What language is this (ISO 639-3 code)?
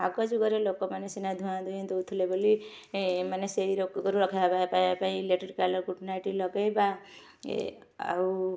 ori